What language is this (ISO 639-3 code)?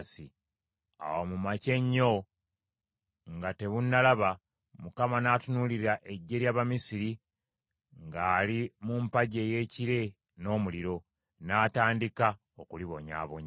lug